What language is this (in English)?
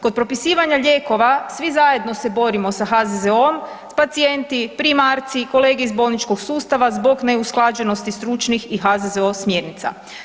Croatian